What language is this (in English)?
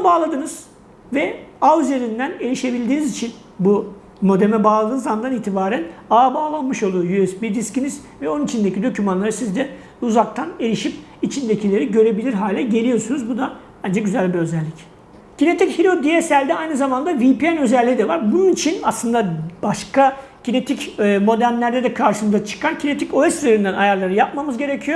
Turkish